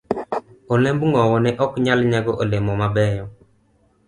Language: Luo (Kenya and Tanzania)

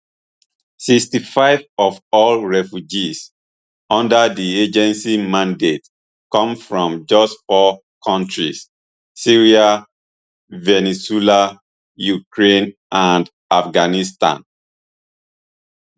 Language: Nigerian Pidgin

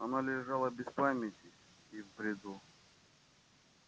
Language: Russian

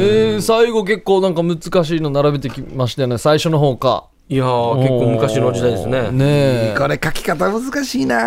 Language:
Japanese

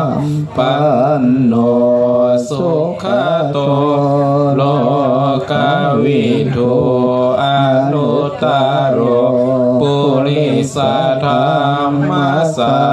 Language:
Thai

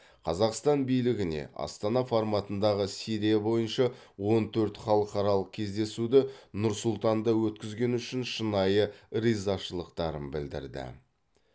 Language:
Kazakh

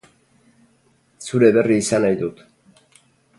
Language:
Basque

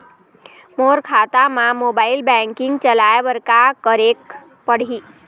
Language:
Chhattisgarhi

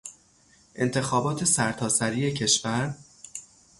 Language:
Persian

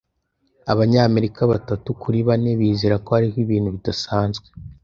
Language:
Kinyarwanda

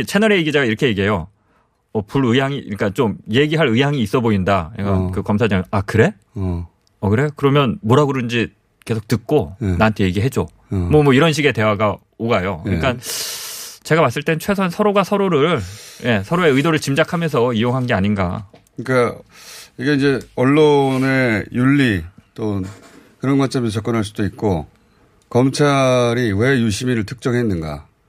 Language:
Korean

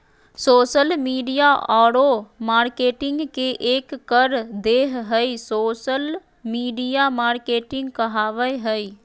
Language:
Magahi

